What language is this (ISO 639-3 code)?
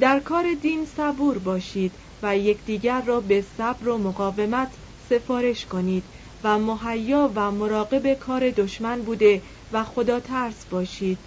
fas